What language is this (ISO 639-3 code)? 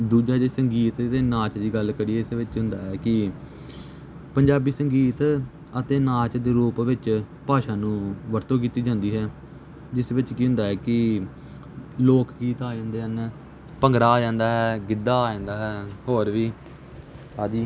pan